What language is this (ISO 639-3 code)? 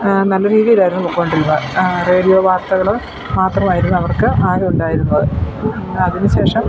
mal